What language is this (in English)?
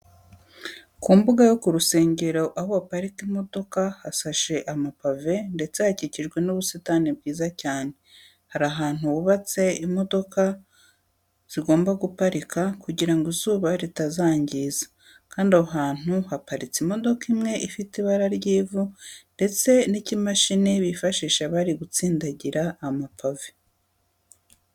Kinyarwanda